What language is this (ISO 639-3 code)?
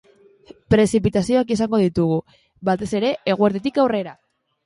eus